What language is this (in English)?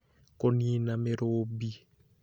Kikuyu